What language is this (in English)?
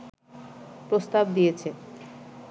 Bangla